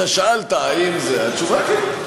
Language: Hebrew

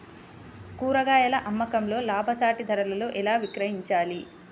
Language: Telugu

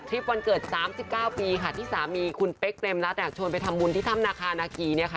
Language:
Thai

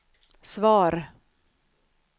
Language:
Swedish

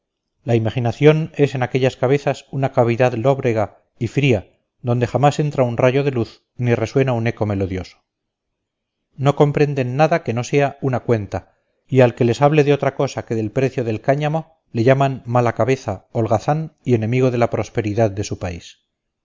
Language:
Spanish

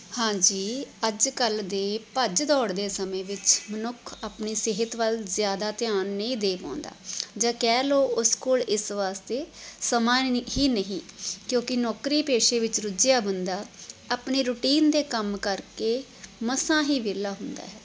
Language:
Punjabi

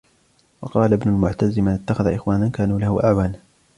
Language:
Arabic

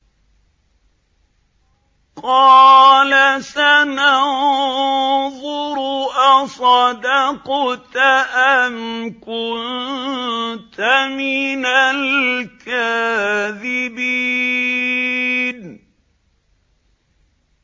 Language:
Arabic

